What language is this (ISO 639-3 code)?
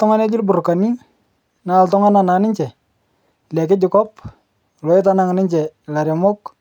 mas